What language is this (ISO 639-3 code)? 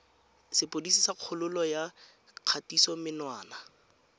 tsn